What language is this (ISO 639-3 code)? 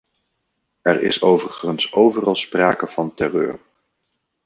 nld